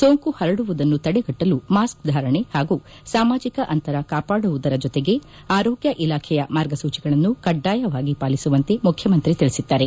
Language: Kannada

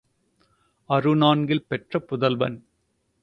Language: Tamil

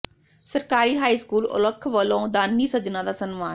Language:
Punjabi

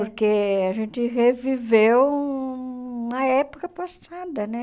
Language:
Portuguese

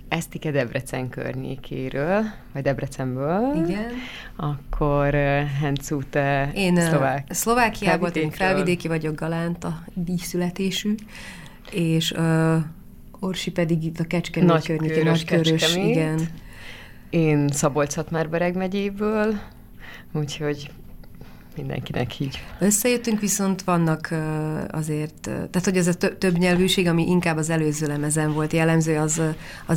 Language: Hungarian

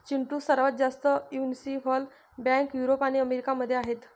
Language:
Marathi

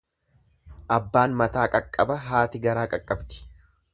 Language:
Oromo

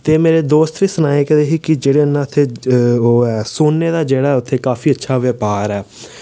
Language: Dogri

